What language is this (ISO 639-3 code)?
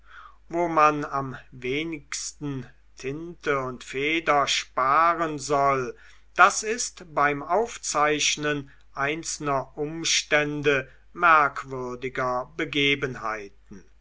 deu